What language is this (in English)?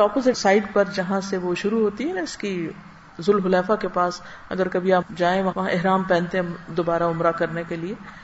Urdu